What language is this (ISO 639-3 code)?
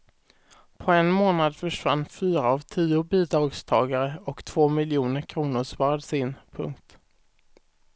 swe